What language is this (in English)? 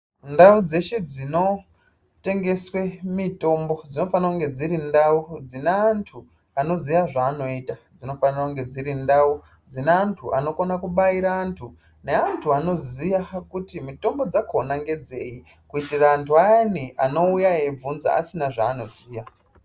Ndau